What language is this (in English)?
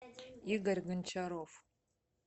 Russian